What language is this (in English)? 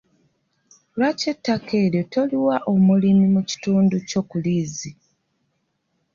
Ganda